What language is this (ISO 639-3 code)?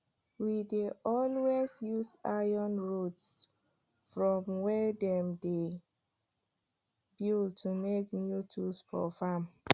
pcm